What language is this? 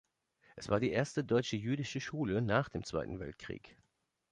German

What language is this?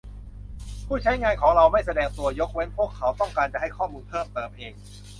Thai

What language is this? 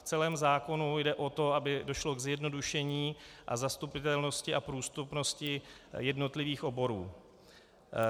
Czech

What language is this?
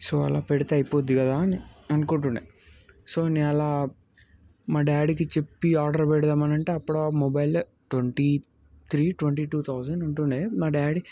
Telugu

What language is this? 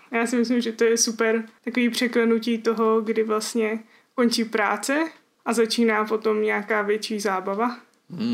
Czech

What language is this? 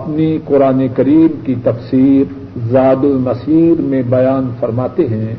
Urdu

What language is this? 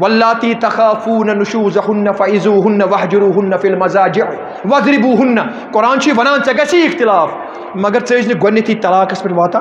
Arabic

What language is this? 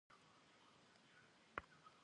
Kabardian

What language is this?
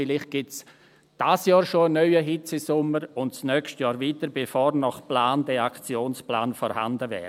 Swiss German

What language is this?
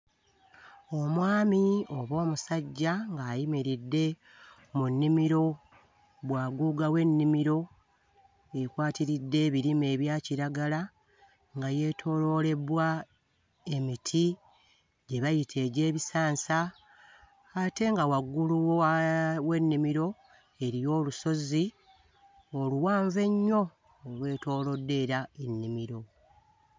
Ganda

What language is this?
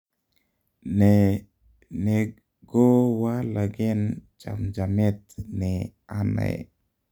Kalenjin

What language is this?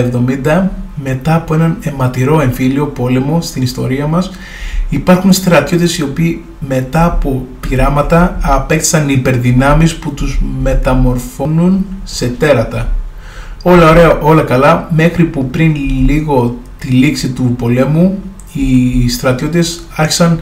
Greek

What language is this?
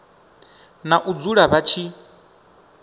Venda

